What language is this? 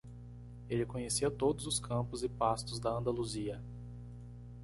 Portuguese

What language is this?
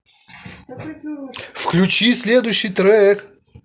Russian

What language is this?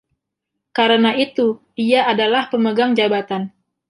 Indonesian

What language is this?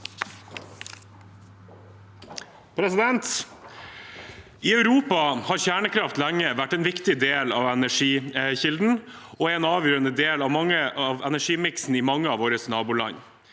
Norwegian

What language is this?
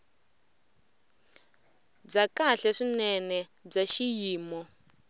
Tsonga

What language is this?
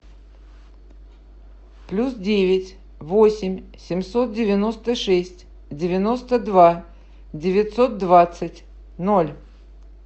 Russian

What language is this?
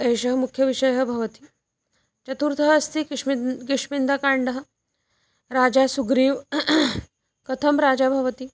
Sanskrit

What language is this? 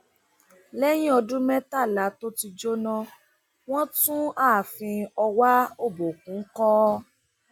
Yoruba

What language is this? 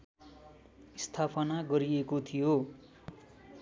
Nepali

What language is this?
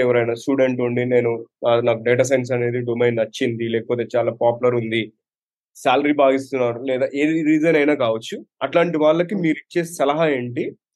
Telugu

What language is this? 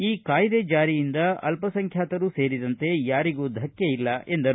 Kannada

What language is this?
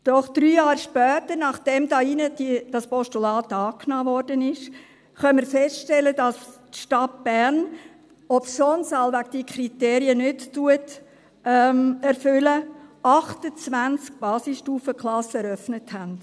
Swiss German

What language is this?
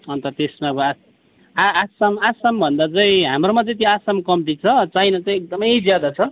Nepali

